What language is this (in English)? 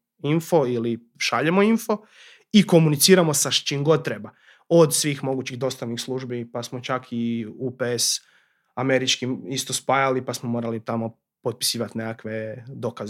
Croatian